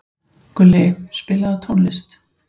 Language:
Icelandic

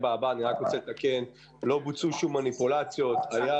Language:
Hebrew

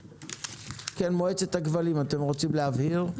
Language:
Hebrew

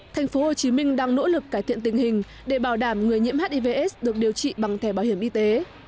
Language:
Vietnamese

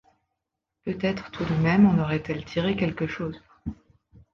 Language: French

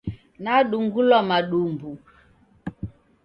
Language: Taita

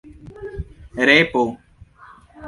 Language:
Esperanto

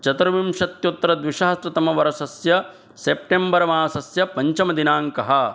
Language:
Sanskrit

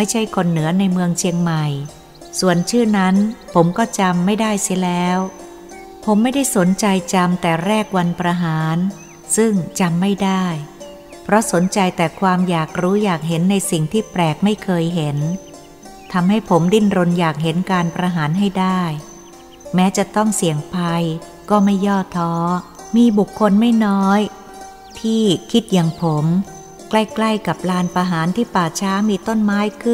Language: Thai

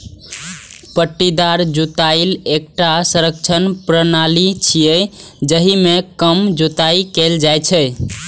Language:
Maithili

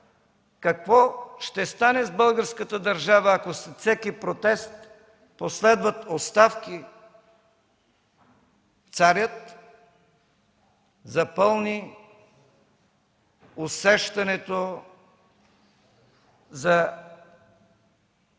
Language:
Bulgarian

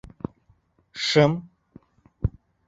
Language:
Bashkir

